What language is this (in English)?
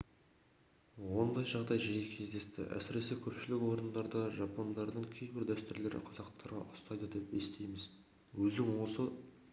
Kazakh